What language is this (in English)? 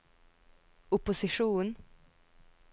Norwegian